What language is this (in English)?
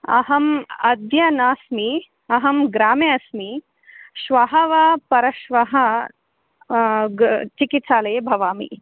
Sanskrit